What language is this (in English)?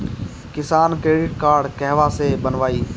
Bhojpuri